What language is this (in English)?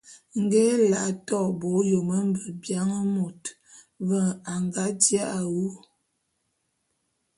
Bulu